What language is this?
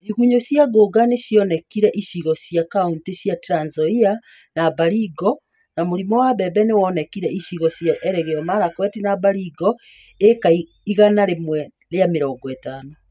Kikuyu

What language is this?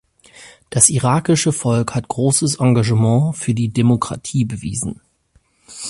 German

